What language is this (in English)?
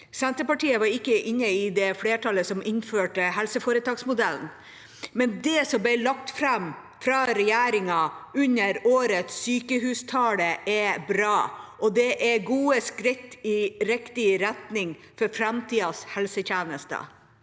Norwegian